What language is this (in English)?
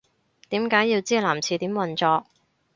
Cantonese